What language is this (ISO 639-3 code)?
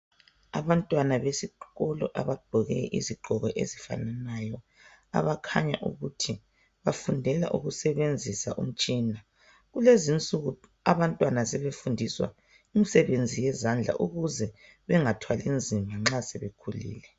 nde